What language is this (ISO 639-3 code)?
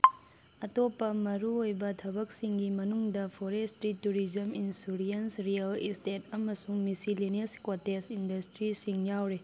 mni